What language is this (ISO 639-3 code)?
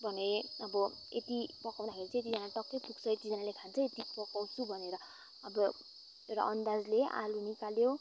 nep